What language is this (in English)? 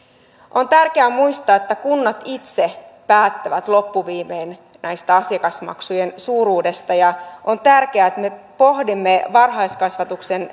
Finnish